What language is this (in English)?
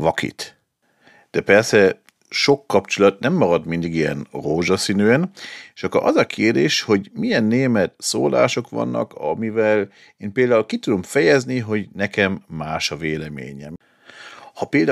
Hungarian